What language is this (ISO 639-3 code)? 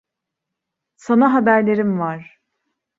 tur